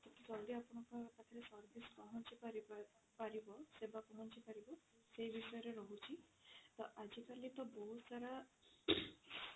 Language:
Odia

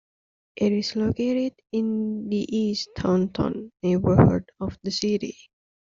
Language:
English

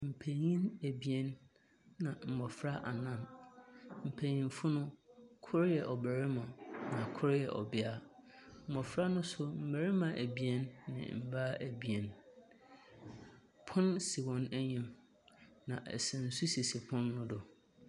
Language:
Akan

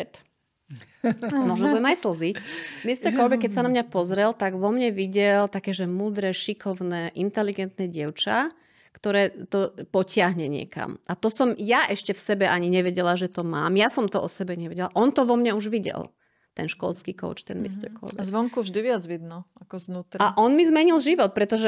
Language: Slovak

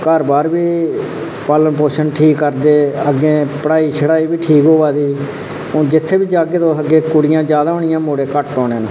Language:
Dogri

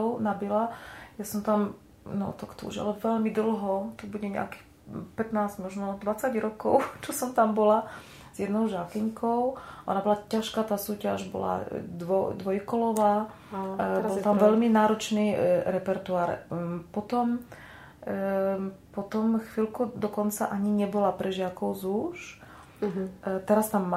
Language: Slovak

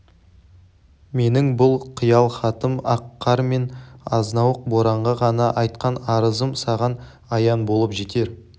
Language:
Kazakh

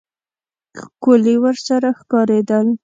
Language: Pashto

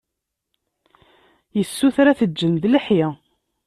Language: Kabyle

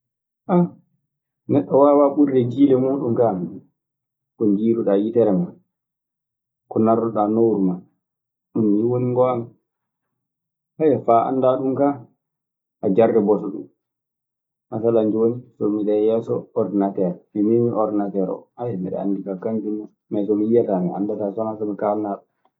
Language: Maasina Fulfulde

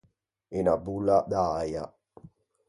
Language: Ligurian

